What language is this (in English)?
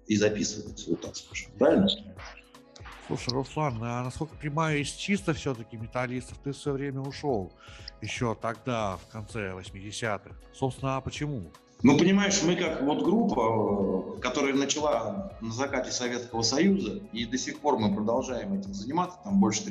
Russian